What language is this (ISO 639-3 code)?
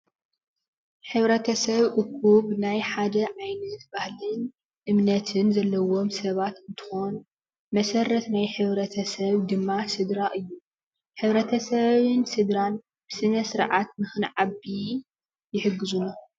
tir